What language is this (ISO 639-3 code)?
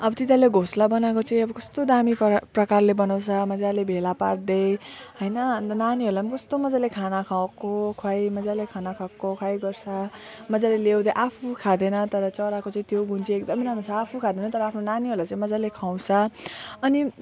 nep